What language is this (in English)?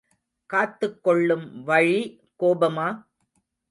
Tamil